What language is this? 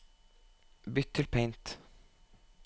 Norwegian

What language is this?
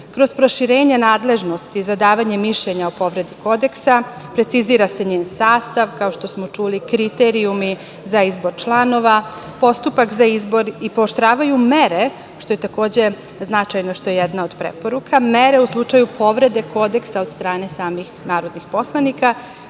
Serbian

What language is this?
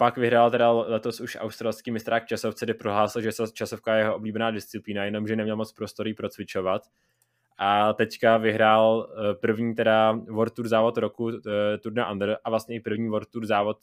Czech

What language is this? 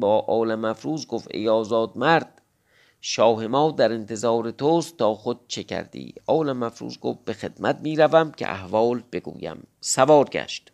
Persian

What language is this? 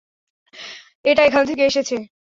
Bangla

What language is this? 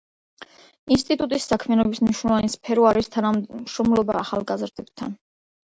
Georgian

